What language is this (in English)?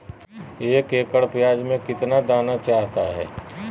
Magahi